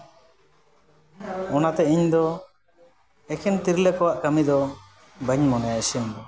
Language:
Santali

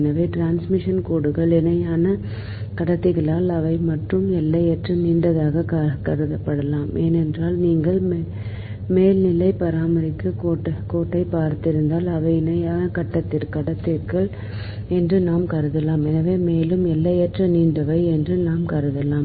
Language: Tamil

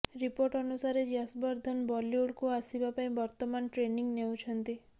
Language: Odia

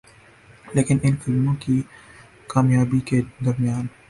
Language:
Urdu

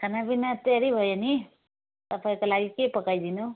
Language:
Nepali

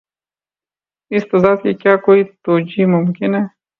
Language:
Urdu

